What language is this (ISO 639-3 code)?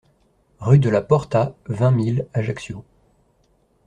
fra